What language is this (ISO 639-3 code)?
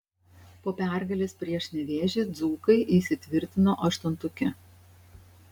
lit